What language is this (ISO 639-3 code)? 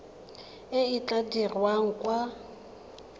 tsn